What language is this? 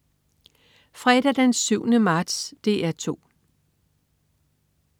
Danish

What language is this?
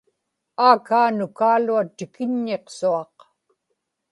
Inupiaq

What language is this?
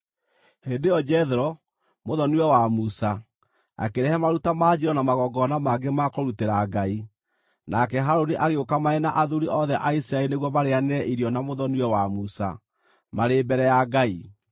Kikuyu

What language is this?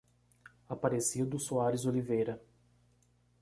Portuguese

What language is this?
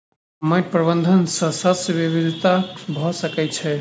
Maithili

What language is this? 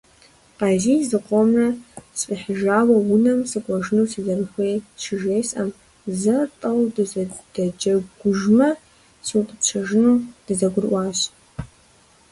Kabardian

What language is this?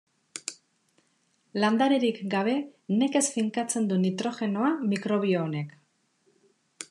Basque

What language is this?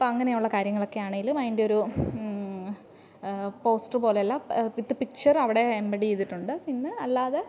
Malayalam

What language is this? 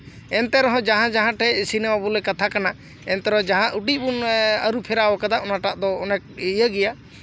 Santali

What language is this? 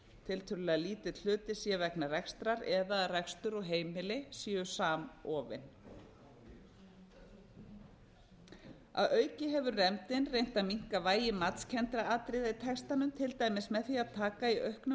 Icelandic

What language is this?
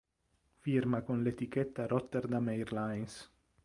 Italian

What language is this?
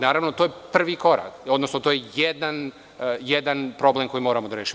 Serbian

